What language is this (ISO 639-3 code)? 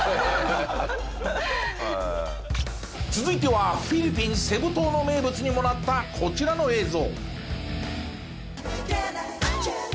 jpn